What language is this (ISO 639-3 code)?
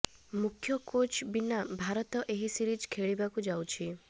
ori